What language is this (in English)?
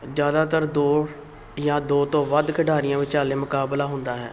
Punjabi